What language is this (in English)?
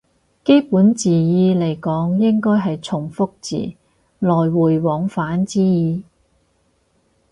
Cantonese